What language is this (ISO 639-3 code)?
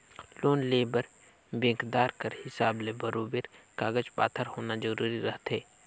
hne